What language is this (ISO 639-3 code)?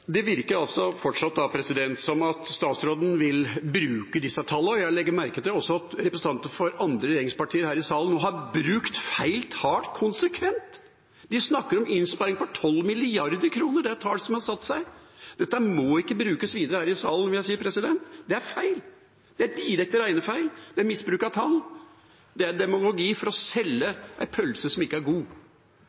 nor